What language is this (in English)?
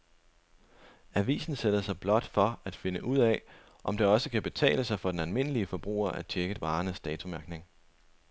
Danish